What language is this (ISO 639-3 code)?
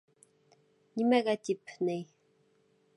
bak